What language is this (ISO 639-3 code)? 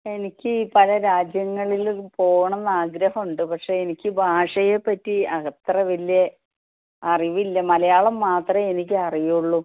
mal